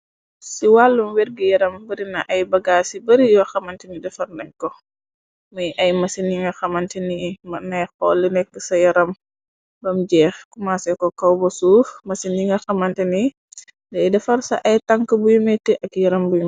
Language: Wolof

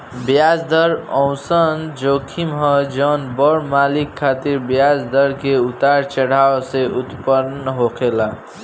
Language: Bhojpuri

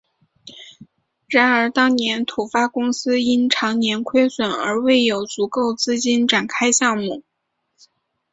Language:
Chinese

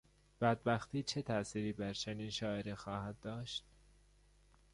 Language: Persian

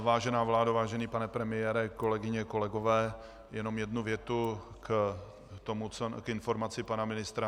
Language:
Czech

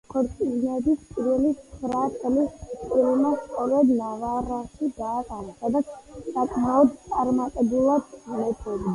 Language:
Georgian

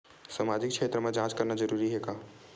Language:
Chhattisgarhi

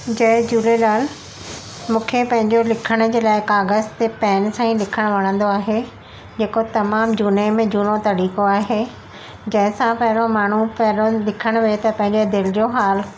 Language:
Sindhi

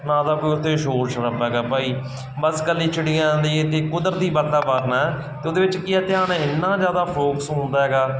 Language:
Punjabi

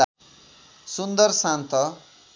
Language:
Nepali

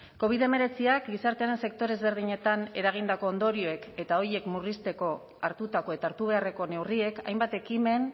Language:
Basque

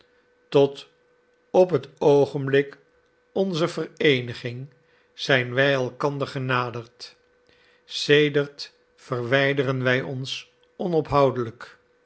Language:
Dutch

